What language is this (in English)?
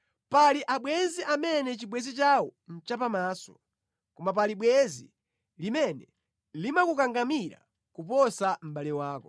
Nyanja